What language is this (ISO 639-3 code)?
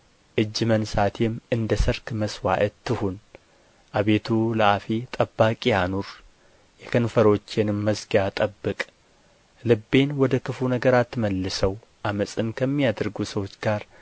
amh